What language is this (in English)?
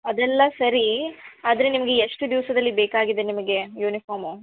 Kannada